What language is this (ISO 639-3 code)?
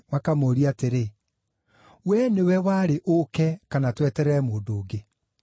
kik